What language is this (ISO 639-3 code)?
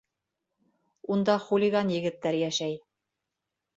bak